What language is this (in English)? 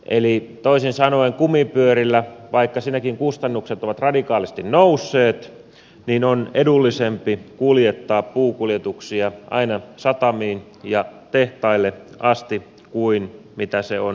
Finnish